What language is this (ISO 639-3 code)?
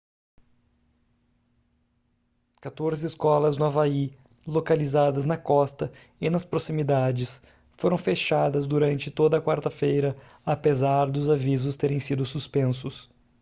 por